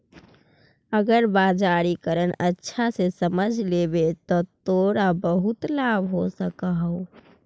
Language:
Magahi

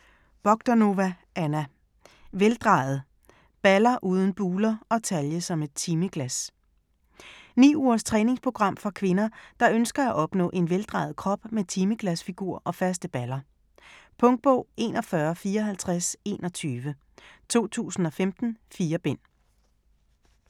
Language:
Danish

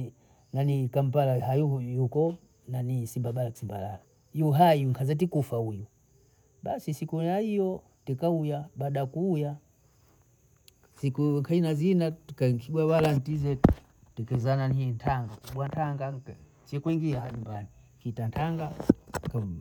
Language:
Bondei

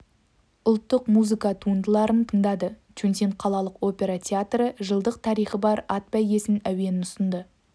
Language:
Kazakh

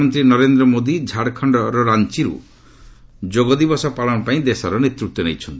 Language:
Odia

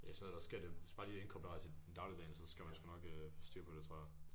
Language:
Danish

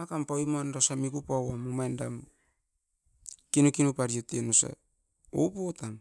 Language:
Askopan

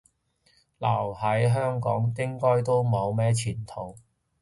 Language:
Cantonese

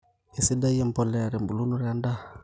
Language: Masai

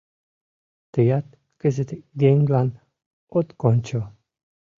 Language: Mari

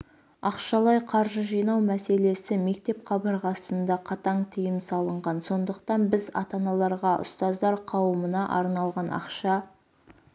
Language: Kazakh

